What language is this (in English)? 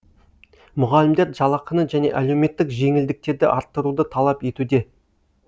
Kazakh